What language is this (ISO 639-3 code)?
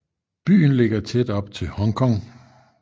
dan